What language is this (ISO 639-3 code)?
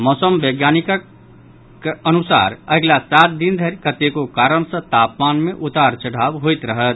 mai